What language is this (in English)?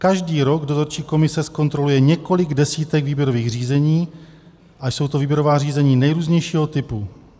Czech